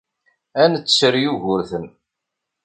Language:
Kabyle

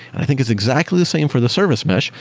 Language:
English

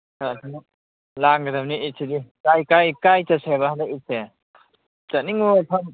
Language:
Manipuri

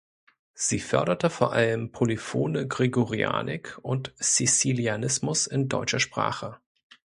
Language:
German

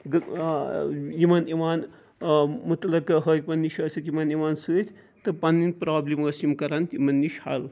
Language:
Kashmiri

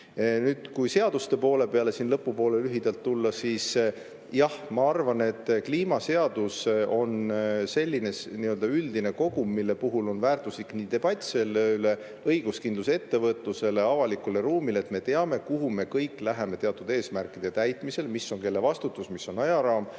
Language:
Estonian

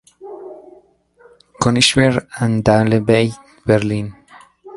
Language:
Spanish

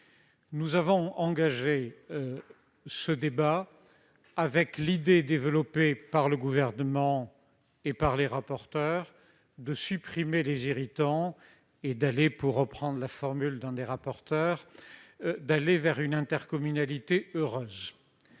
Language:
French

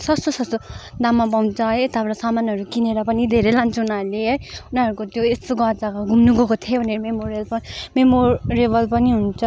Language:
Nepali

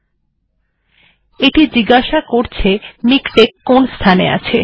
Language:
Bangla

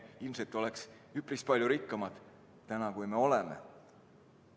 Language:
Estonian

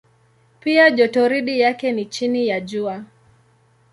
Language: Swahili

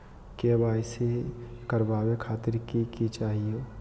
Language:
Magahi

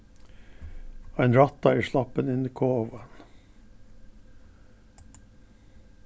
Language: Faroese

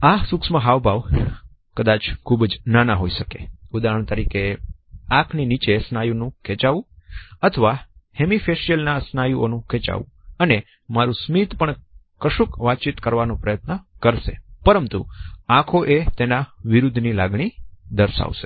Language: Gujarati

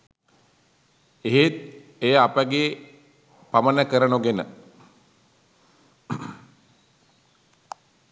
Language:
Sinhala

